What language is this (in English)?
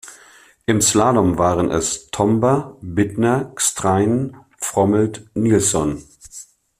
German